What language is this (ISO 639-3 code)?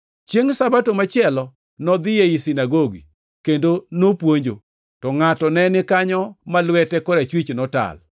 luo